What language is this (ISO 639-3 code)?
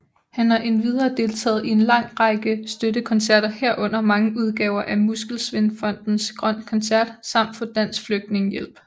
dan